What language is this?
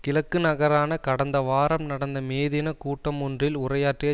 Tamil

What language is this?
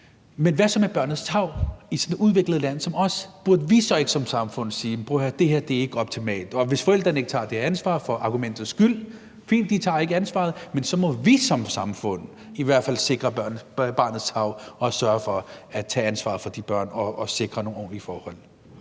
Danish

